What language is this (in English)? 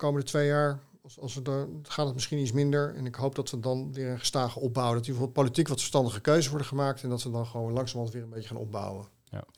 Dutch